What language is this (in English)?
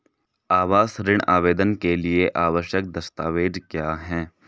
Hindi